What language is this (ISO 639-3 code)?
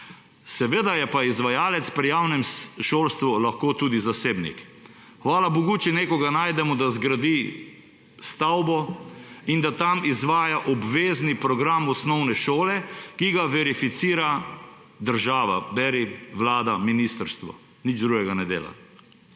slv